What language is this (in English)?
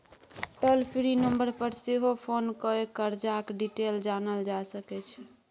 Maithili